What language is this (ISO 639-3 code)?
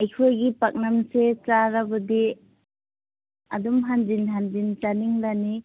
mni